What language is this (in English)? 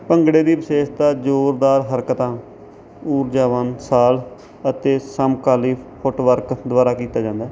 Punjabi